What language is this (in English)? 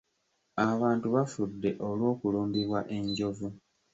Ganda